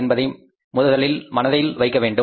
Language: Tamil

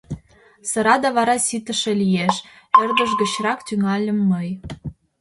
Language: Mari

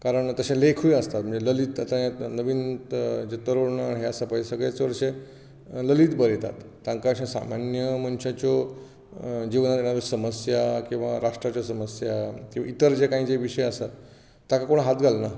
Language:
Konkani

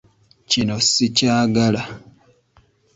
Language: Ganda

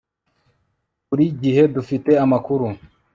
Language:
Kinyarwanda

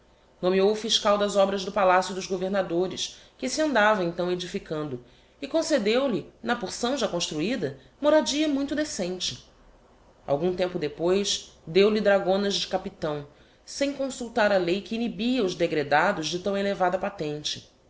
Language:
Portuguese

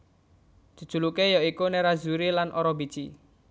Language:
Javanese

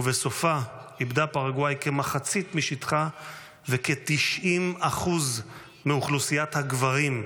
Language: Hebrew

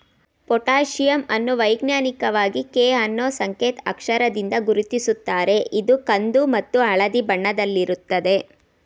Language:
Kannada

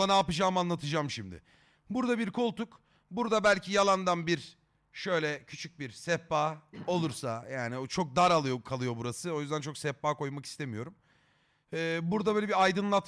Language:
Turkish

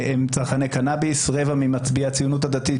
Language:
Hebrew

